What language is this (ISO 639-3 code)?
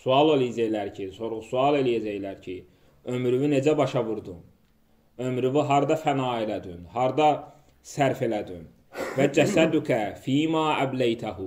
tur